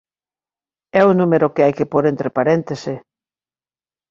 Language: Galician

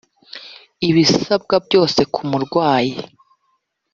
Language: Kinyarwanda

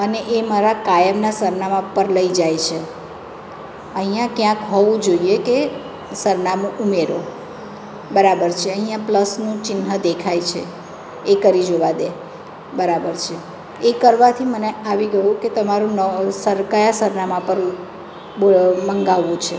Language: Gujarati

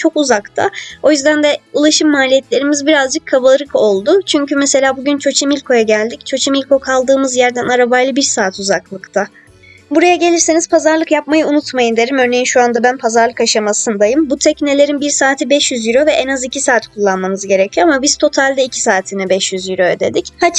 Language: Turkish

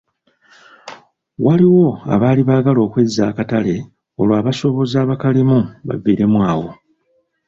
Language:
Ganda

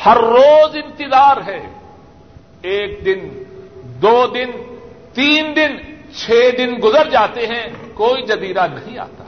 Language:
Urdu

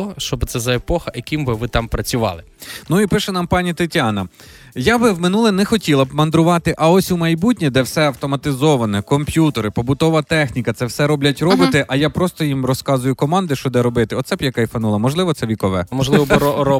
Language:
Ukrainian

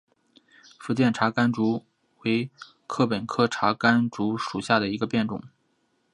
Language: Chinese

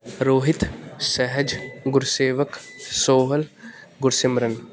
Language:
Punjabi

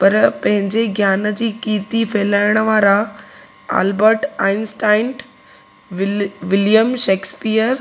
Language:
Sindhi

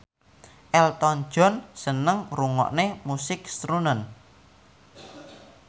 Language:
Javanese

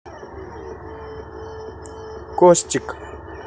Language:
Russian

